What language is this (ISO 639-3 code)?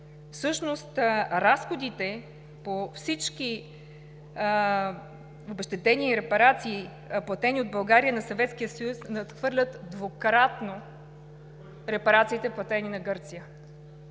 bul